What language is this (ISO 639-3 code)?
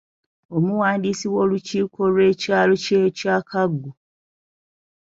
lug